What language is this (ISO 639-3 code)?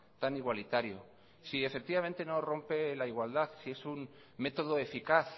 spa